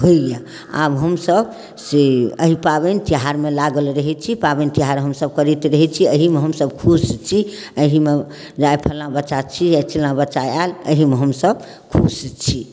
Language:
Maithili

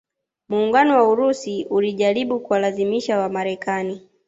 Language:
Swahili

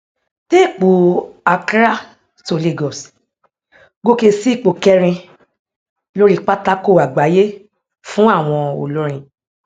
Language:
Yoruba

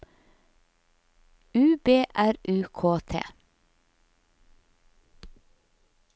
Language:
Norwegian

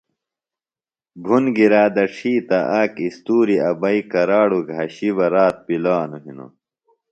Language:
Phalura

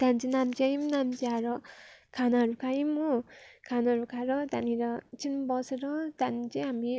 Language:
Nepali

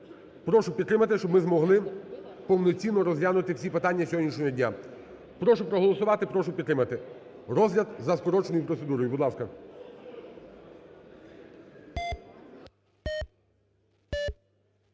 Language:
Ukrainian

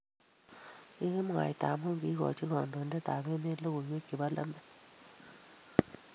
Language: Kalenjin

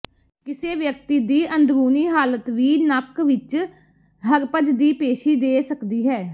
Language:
Punjabi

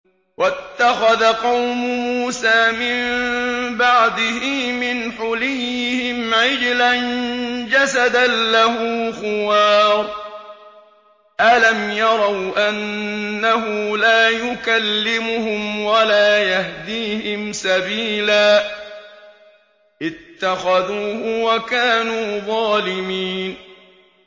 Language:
Arabic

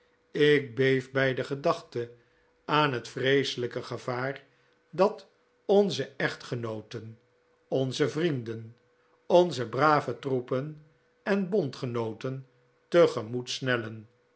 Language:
Dutch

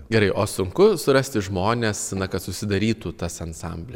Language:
Lithuanian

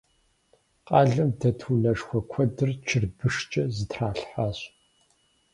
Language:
Kabardian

